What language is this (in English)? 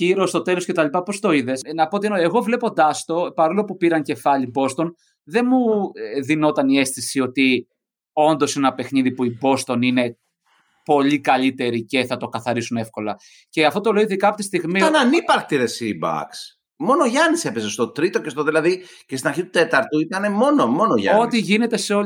Greek